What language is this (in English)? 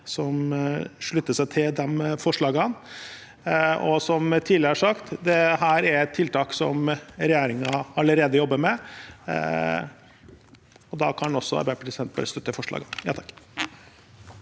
Norwegian